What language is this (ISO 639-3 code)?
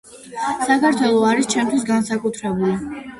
kat